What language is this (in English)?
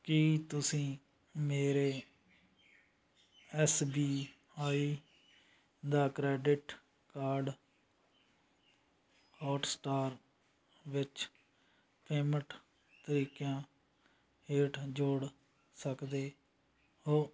Punjabi